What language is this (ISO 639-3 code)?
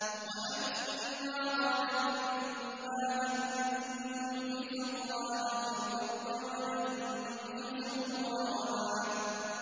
ara